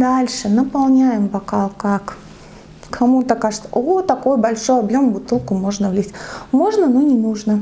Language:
Russian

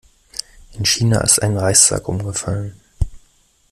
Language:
German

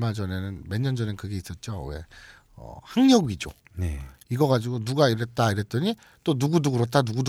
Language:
Korean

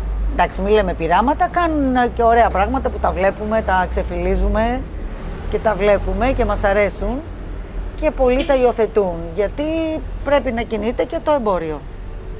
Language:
Greek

